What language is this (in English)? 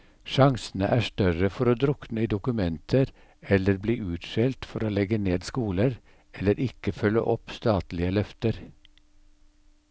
Norwegian